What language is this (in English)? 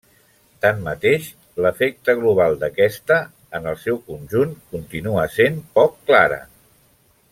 Catalan